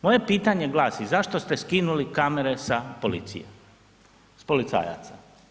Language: Croatian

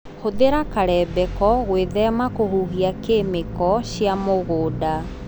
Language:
Kikuyu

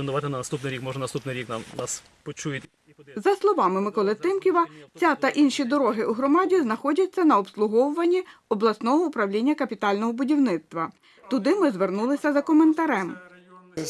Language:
Ukrainian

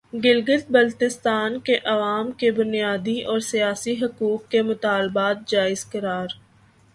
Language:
Urdu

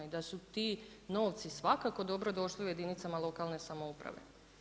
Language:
Croatian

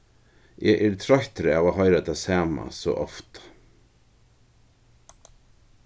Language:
Faroese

